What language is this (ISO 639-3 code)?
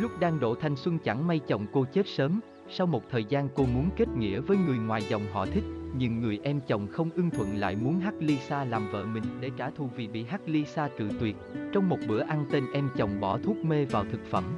vie